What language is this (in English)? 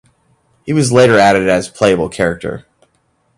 English